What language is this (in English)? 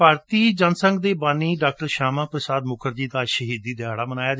Punjabi